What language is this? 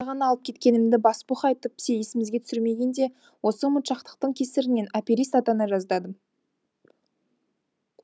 Kazakh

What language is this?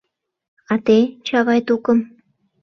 Mari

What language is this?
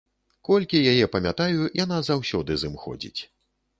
Belarusian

